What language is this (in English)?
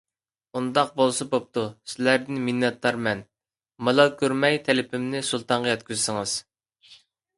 Uyghur